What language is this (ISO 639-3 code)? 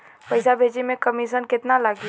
bho